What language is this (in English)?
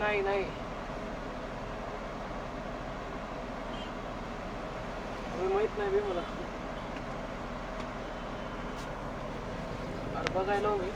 Marathi